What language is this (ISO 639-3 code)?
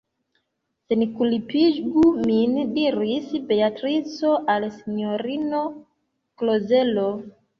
epo